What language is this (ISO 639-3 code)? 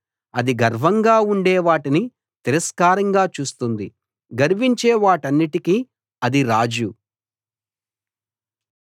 tel